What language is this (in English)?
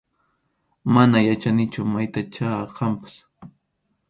Arequipa-La Unión Quechua